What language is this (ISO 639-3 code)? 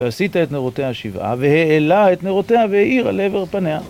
heb